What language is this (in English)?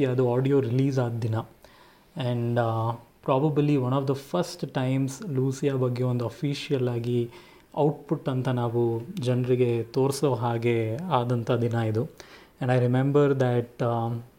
Kannada